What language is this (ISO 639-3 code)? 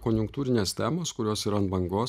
lit